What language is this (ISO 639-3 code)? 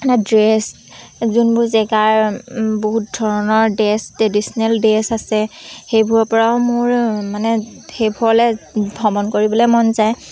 asm